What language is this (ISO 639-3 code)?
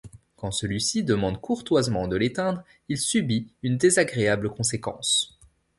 fra